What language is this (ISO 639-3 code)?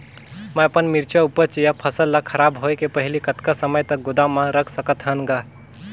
hne